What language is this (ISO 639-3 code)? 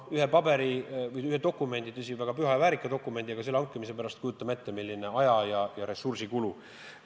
est